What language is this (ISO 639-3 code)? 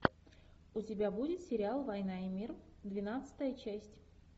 rus